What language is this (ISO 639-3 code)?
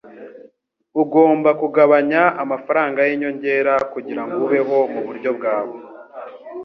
kin